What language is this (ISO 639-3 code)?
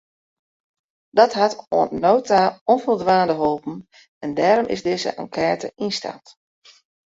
fry